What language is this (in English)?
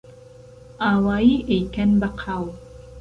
Central Kurdish